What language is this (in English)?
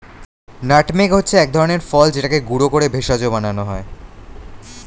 Bangla